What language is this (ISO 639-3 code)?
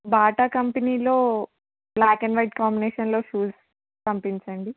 tel